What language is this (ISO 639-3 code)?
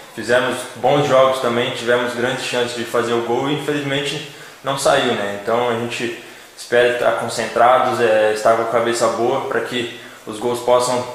por